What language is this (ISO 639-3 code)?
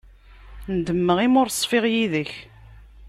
kab